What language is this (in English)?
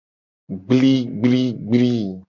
Gen